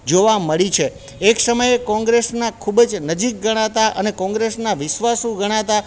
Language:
Gujarati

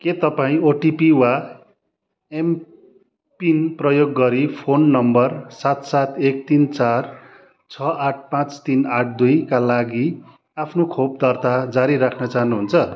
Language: Nepali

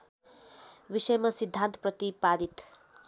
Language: Nepali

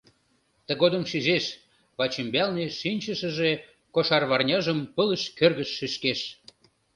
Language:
Mari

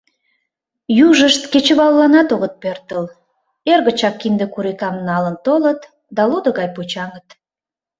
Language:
Mari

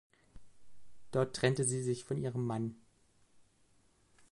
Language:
German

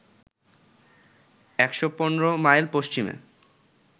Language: Bangla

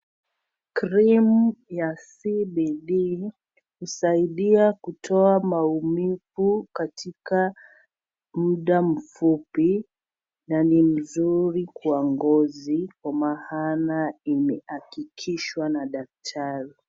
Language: Swahili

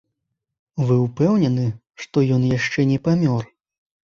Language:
Belarusian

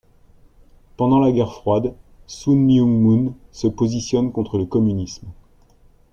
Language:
French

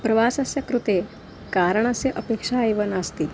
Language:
Sanskrit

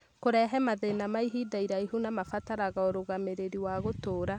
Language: Kikuyu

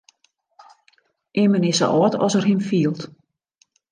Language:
Western Frisian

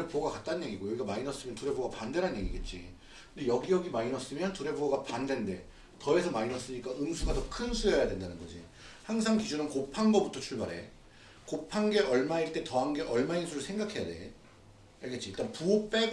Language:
Korean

